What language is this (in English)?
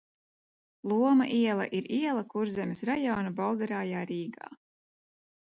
Latvian